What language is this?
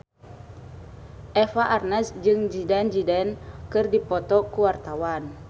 Sundanese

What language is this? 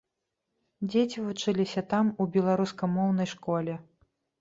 Belarusian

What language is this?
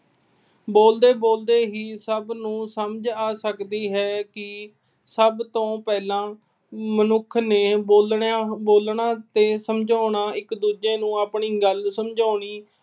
Punjabi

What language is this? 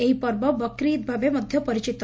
Odia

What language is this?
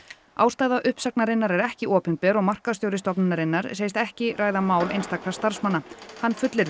Icelandic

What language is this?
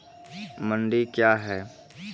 Maithili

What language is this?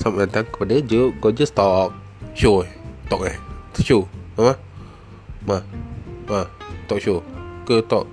Malay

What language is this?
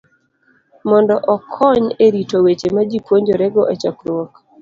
Luo (Kenya and Tanzania)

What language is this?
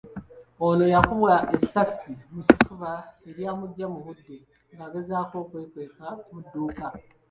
Ganda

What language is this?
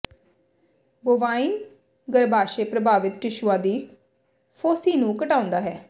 Punjabi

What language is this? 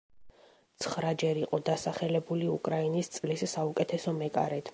Georgian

